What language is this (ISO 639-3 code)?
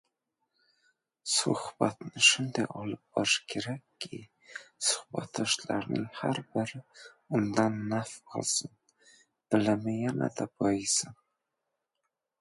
uzb